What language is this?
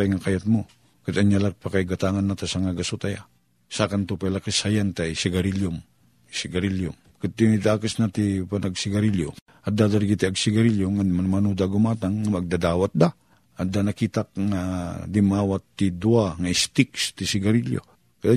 Filipino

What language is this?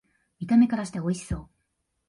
Japanese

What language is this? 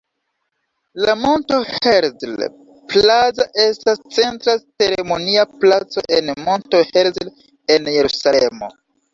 Esperanto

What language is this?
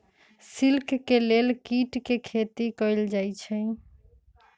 Magahi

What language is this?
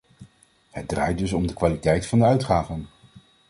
Dutch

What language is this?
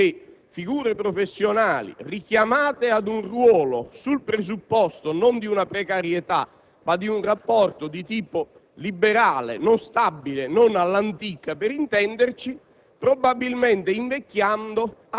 Italian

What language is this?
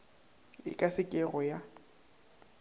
Northern Sotho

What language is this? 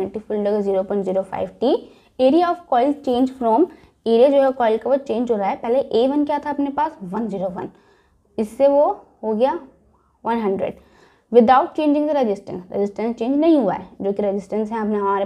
Hindi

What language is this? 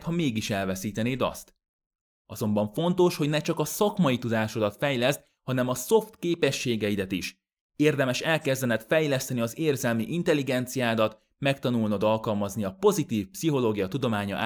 Hungarian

